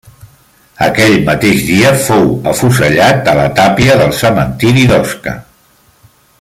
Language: Catalan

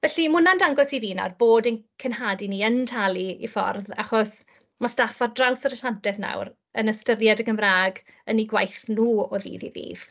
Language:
Welsh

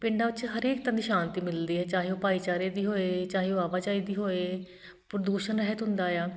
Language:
Punjabi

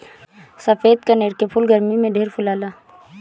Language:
Bhojpuri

